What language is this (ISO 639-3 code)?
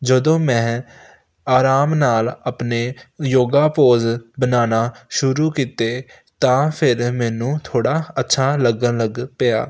pan